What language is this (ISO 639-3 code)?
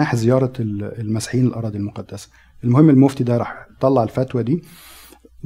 ara